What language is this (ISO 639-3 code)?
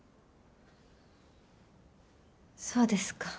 jpn